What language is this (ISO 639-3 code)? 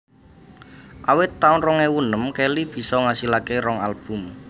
jav